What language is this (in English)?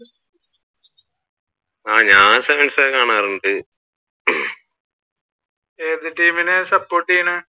Malayalam